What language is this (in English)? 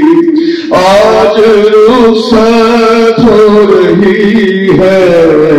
Arabic